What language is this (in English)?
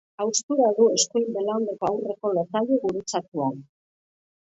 Basque